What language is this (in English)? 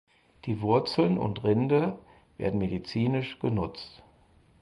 German